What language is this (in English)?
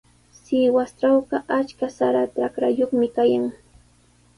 Sihuas Ancash Quechua